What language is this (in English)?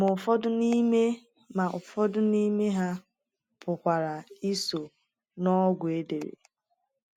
Igbo